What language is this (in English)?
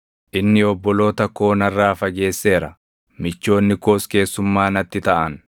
Oromo